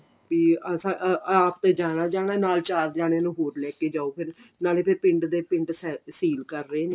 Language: Punjabi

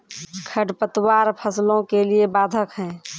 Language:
Maithili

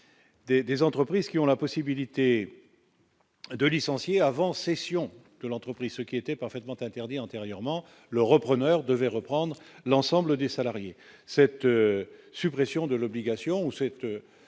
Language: French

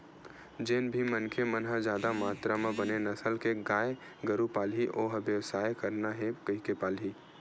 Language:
Chhattisgarhi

